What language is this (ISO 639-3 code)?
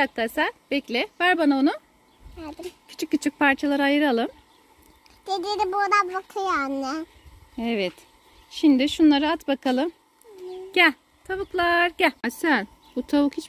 tur